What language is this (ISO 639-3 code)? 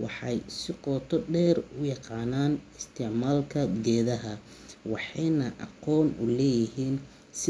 som